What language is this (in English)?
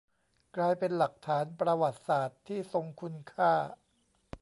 Thai